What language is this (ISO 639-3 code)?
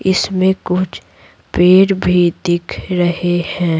hin